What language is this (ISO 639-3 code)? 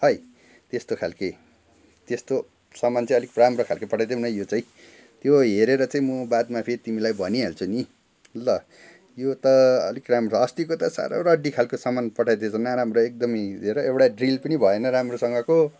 nep